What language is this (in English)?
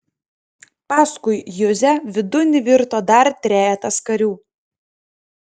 Lithuanian